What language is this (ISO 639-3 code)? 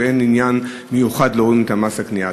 heb